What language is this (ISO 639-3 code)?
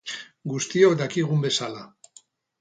eus